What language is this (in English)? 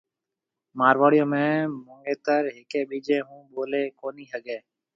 Marwari (Pakistan)